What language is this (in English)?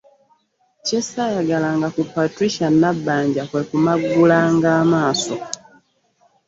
Ganda